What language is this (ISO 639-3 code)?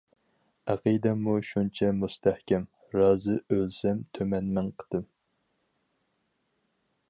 uig